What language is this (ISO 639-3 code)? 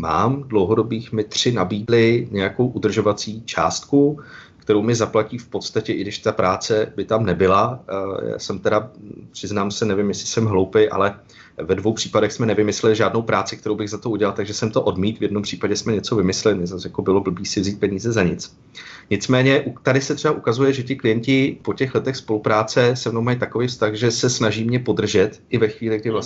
ces